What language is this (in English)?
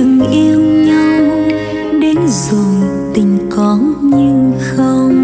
Vietnamese